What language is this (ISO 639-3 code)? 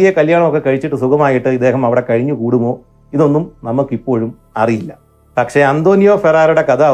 mal